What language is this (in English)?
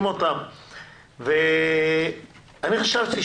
Hebrew